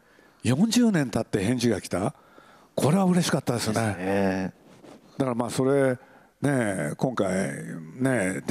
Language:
Japanese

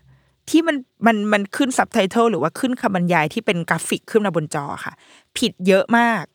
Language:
Thai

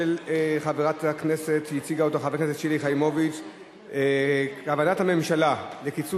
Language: Hebrew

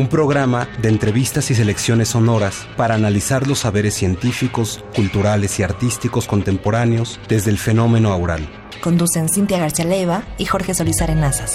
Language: Spanish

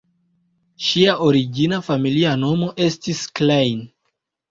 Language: Esperanto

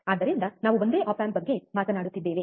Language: Kannada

